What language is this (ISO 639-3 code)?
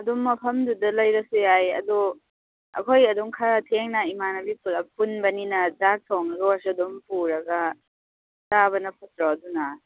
mni